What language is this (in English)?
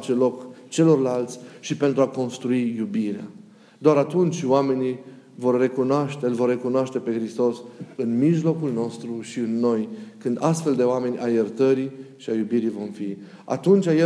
Romanian